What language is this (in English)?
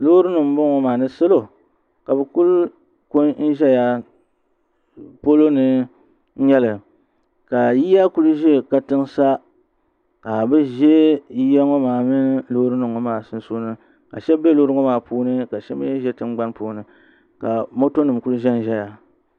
Dagbani